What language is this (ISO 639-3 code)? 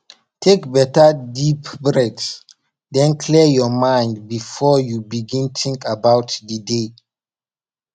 pcm